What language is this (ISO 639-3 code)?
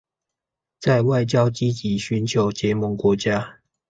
zho